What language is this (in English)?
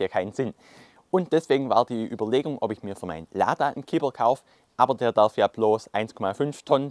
German